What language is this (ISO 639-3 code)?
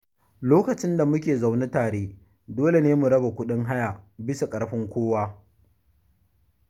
hau